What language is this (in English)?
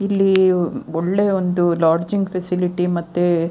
Kannada